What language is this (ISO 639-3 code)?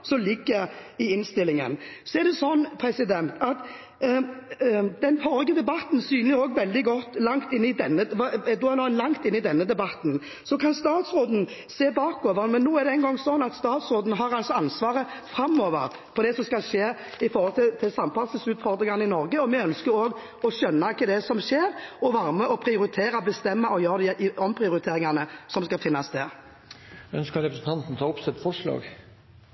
nor